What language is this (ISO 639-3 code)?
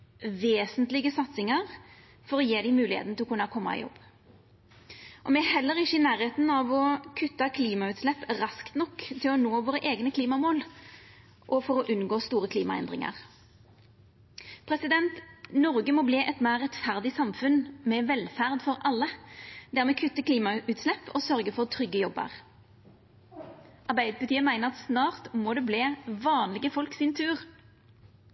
nno